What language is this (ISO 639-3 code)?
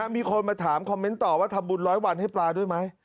tha